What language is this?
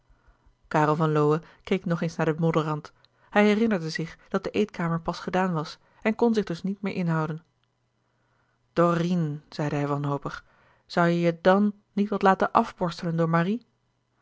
Dutch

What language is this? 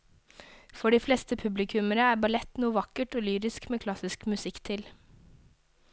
Norwegian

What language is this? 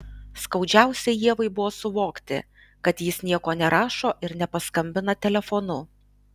Lithuanian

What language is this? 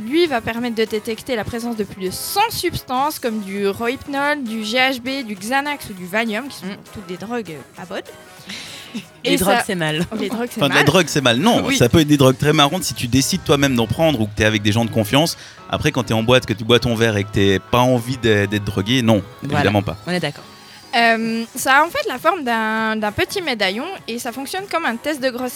French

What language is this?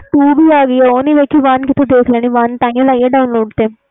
Punjabi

